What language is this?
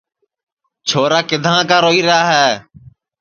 Sansi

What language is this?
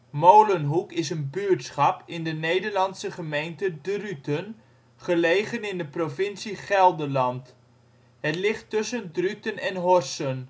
Dutch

